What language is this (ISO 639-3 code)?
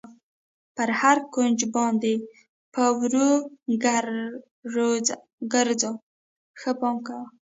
pus